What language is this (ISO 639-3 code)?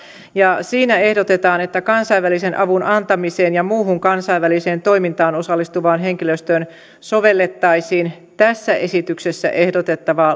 fin